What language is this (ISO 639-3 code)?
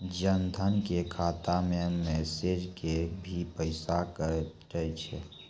mai